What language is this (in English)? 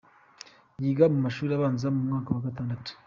Kinyarwanda